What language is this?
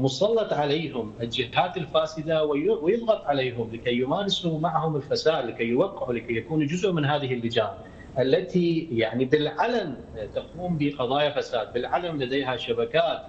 Arabic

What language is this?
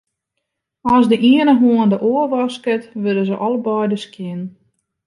Western Frisian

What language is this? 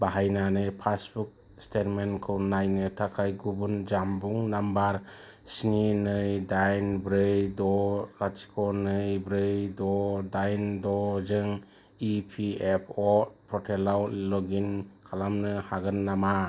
Bodo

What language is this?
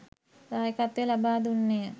Sinhala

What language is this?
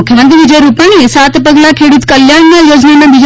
Gujarati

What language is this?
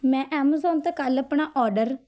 Punjabi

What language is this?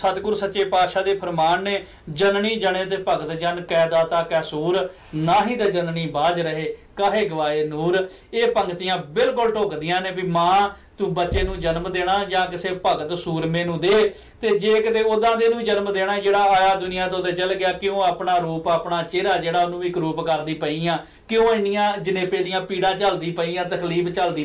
Korean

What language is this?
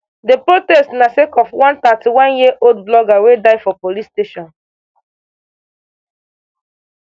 Nigerian Pidgin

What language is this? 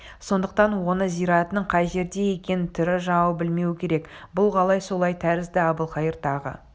Kazakh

